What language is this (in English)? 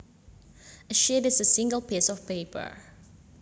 Javanese